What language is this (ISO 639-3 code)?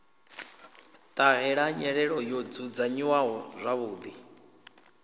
ven